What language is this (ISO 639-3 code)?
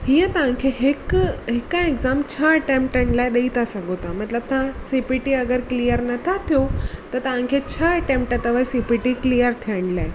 snd